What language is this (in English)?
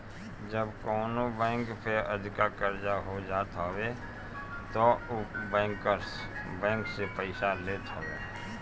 Bhojpuri